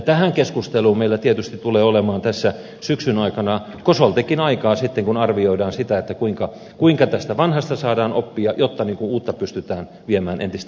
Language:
Finnish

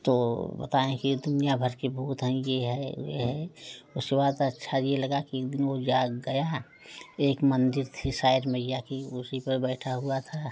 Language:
Hindi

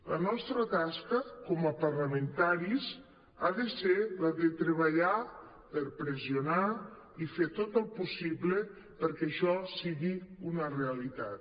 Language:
Catalan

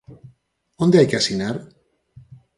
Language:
Galician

